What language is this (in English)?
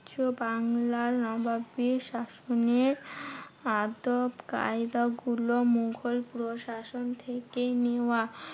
Bangla